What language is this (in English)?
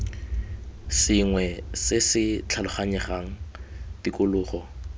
Tswana